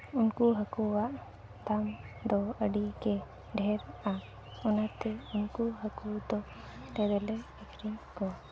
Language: Santali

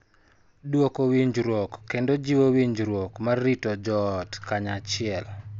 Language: Luo (Kenya and Tanzania)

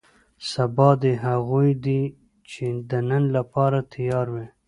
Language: Pashto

